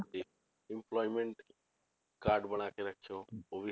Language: Punjabi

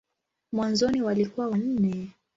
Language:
Swahili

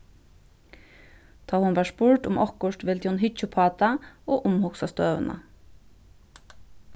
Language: Faroese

